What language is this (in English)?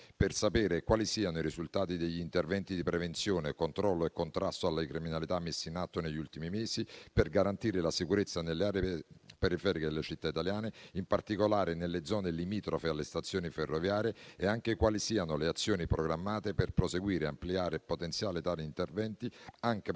Italian